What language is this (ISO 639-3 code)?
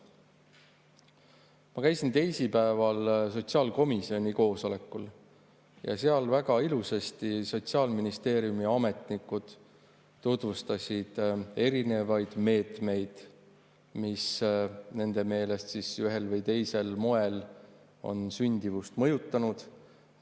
est